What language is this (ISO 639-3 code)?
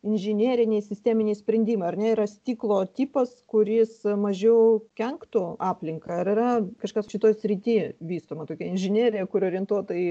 lit